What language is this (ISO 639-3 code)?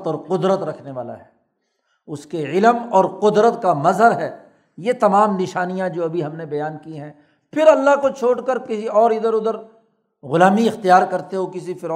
urd